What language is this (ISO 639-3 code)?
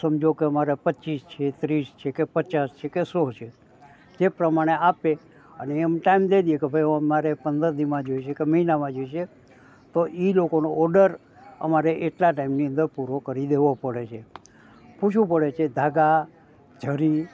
guj